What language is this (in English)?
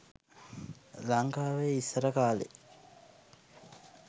Sinhala